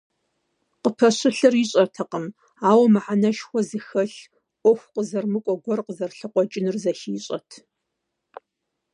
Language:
Kabardian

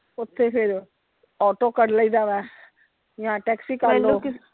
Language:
Punjabi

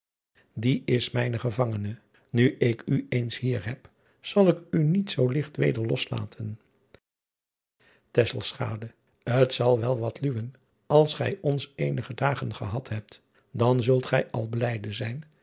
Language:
Dutch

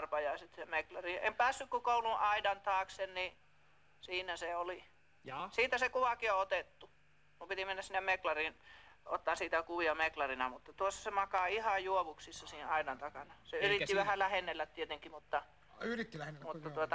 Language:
Finnish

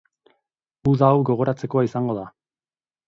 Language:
Basque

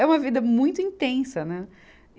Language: Portuguese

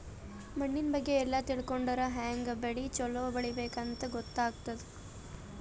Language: Kannada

